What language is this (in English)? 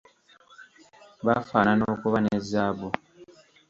Ganda